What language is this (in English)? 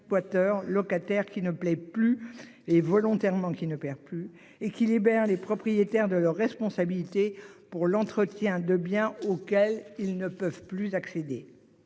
French